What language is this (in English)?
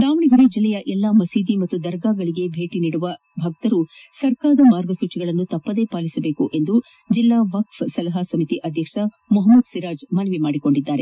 Kannada